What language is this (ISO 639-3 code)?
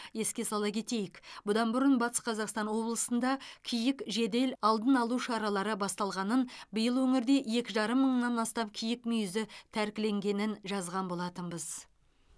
kaz